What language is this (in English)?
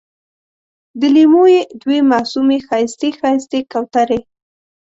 Pashto